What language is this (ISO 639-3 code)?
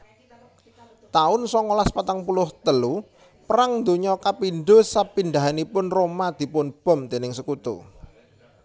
jav